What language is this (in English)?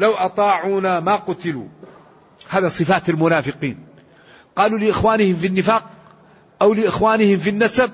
Arabic